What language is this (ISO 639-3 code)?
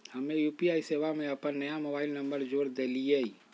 mag